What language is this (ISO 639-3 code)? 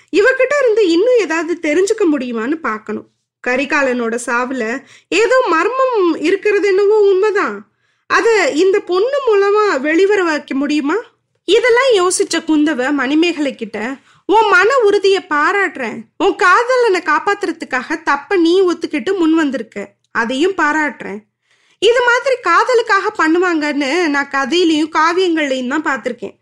tam